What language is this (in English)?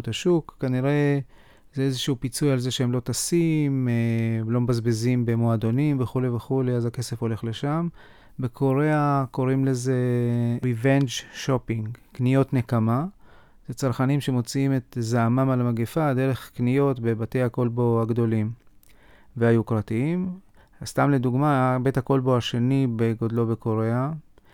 Hebrew